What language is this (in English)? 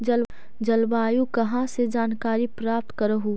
Magahi